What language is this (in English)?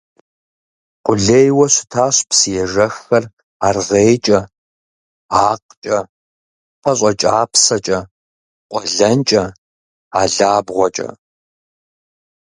Kabardian